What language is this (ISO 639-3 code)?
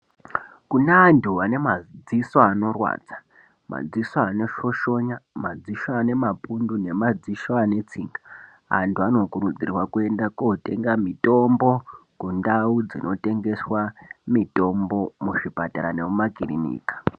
ndc